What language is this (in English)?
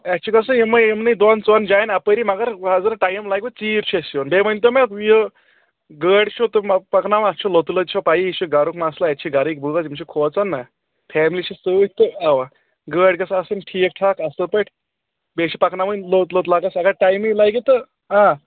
Kashmiri